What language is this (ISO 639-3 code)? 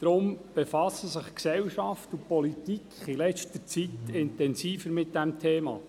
gsw